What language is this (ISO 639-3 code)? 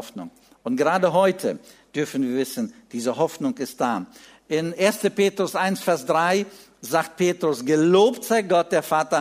deu